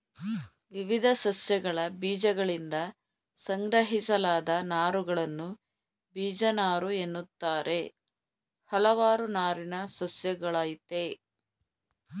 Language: Kannada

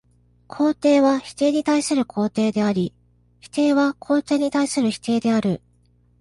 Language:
Japanese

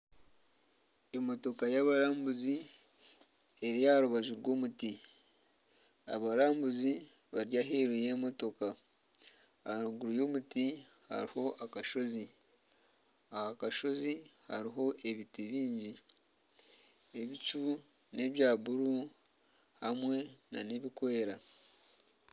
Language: Nyankole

